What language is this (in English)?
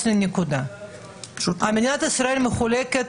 Hebrew